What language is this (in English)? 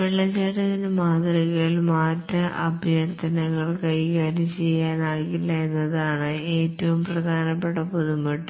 Malayalam